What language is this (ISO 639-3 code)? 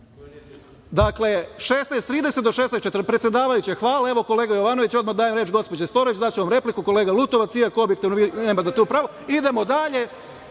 srp